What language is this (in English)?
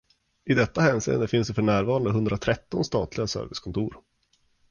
Swedish